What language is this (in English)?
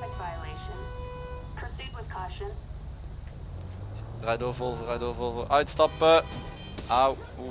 Dutch